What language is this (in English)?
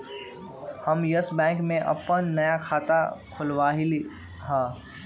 Magahi